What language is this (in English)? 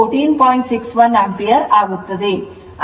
Kannada